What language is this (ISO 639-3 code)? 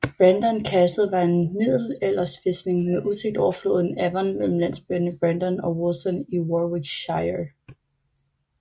dan